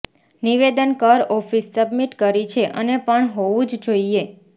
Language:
Gujarati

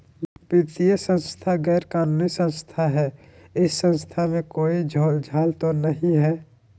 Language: Magahi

